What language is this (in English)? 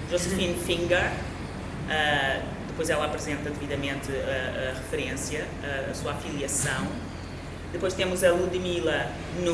Portuguese